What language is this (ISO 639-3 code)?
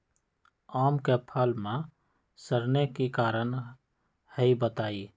mag